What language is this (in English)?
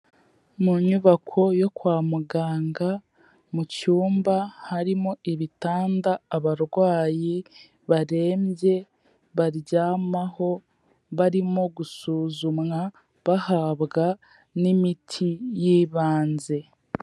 Kinyarwanda